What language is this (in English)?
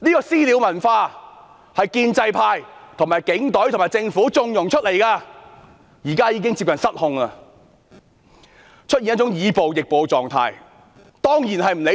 Cantonese